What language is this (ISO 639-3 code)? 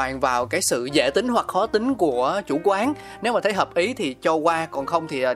vie